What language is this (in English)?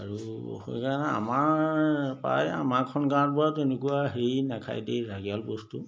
Assamese